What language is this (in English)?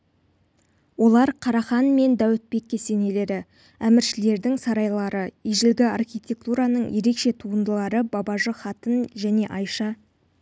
Kazakh